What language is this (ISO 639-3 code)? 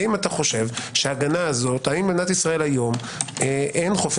heb